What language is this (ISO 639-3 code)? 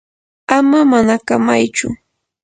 qur